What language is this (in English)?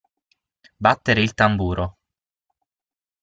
Italian